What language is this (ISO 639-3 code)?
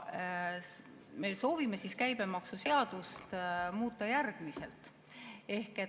est